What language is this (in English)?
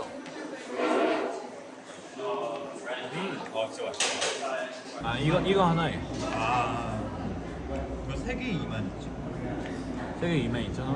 Korean